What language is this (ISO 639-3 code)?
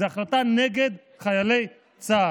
heb